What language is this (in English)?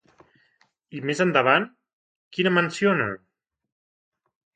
Catalan